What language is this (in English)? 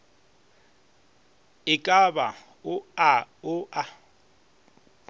Northern Sotho